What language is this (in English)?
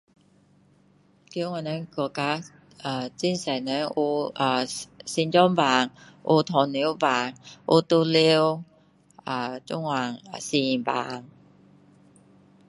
Min Dong Chinese